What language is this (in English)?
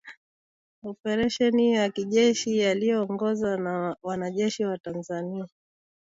Swahili